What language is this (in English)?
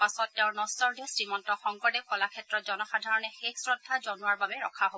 Assamese